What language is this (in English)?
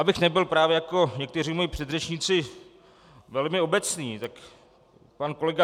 Czech